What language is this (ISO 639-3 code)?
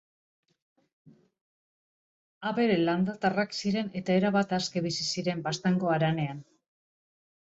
eus